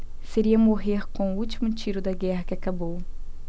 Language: Portuguese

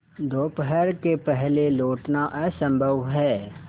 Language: Hindi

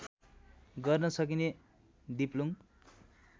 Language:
Nepali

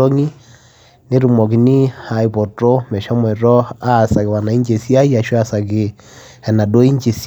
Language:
Masai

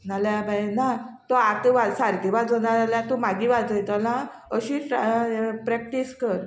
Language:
Konkani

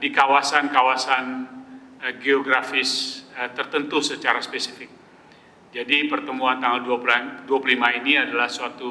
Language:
Indonesian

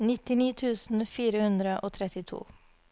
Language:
Norwegian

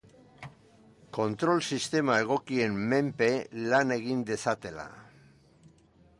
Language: Basque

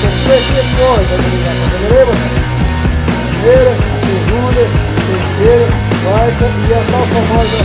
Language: Portuguese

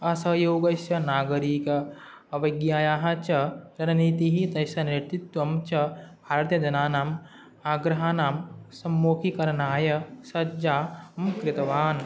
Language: Sanskrit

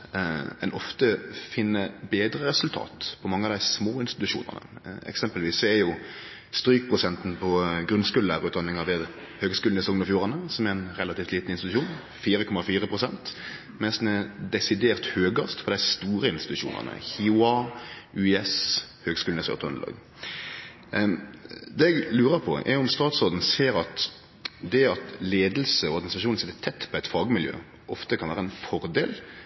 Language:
Norwegian Nynorsk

